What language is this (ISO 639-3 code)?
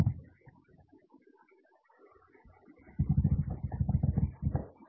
hin